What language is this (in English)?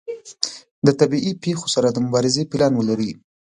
Pashto